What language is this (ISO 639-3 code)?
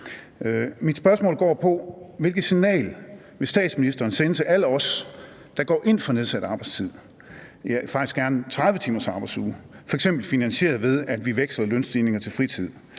dan